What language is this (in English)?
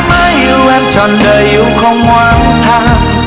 Vietnamese